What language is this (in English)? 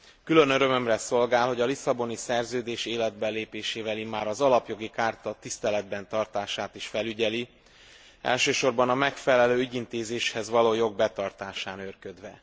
Hungarian